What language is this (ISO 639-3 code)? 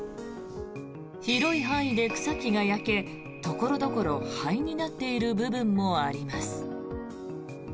jpn